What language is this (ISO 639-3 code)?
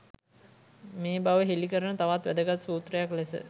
sin